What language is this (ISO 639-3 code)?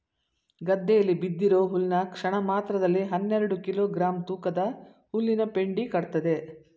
kan